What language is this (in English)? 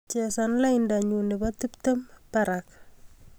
Kalenjin